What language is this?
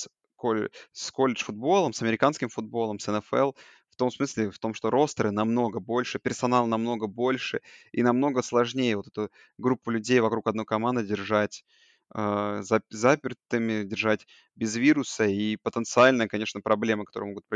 Russian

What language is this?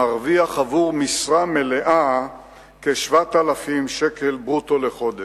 Hebrew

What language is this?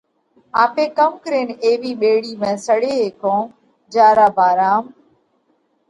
Parkari Koli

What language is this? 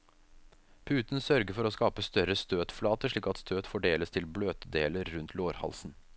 Norwegian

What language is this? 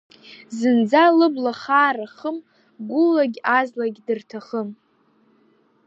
Abkhazian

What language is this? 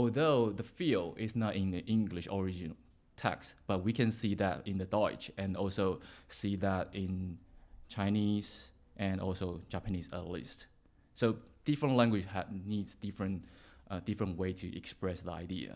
English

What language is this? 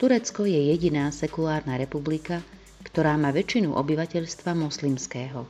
Slovak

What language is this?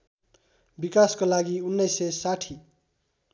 Nepali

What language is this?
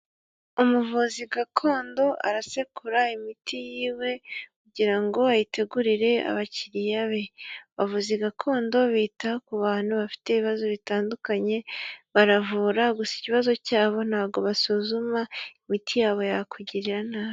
Kinyarwanda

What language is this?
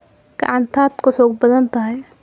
Somali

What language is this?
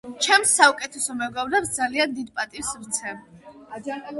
Georgian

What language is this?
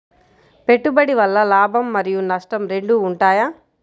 Telugu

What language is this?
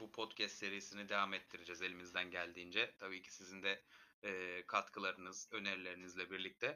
Turkish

